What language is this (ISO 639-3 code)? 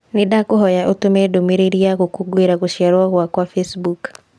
kik